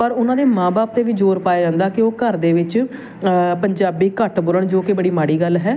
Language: Punjabi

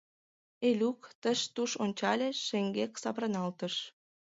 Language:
Mari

